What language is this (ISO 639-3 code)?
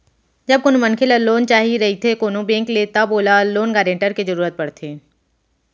hne